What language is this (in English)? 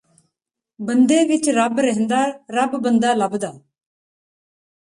Punjabi